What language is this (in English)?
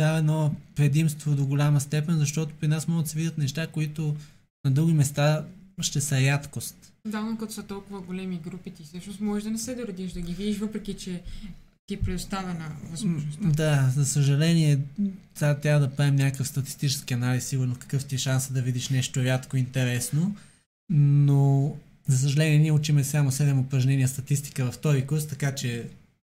Bulgarian